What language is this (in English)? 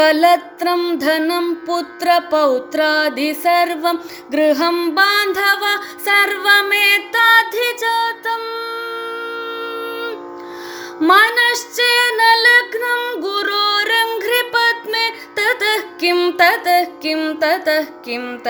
Hindi